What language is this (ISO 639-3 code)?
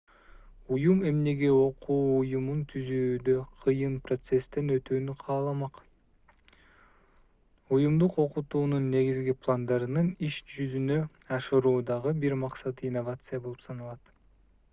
kir